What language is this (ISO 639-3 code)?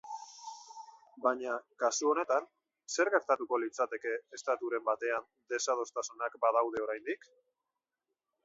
eus